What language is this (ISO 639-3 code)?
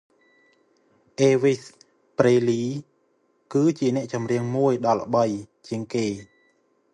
khm